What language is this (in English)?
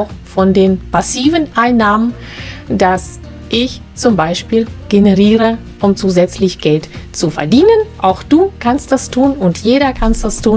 German